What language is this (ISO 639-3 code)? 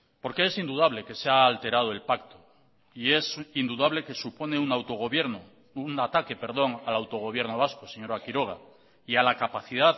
spa